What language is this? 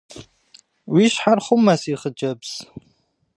Kabardian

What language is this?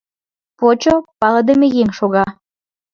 Mari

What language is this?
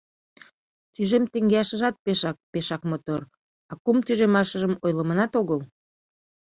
Mari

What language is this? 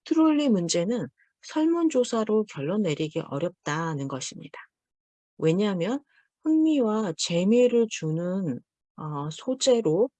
Korean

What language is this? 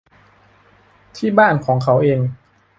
Thai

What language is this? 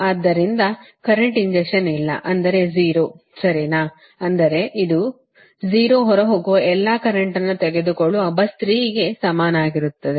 Kannada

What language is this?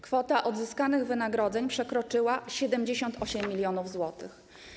Polish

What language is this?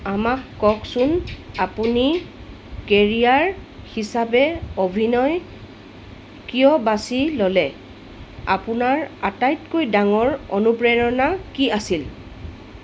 Assamese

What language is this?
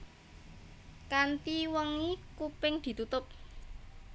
Javanese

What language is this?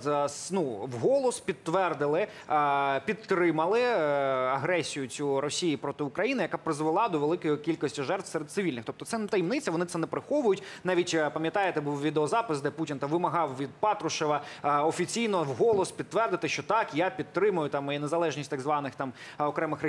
Ukrainian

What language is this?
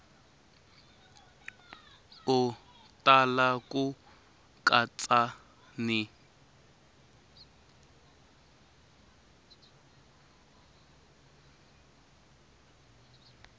Tsonga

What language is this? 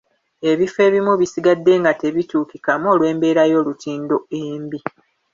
Ganda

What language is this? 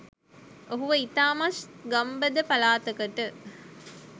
Sinhala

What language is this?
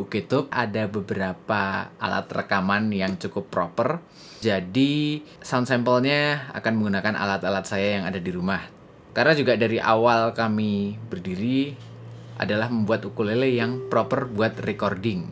Indonesian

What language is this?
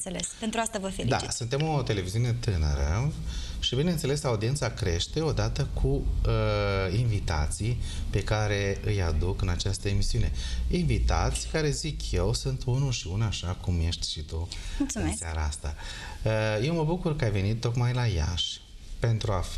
Romanian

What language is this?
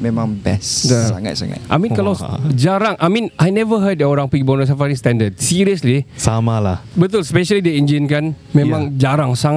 Malay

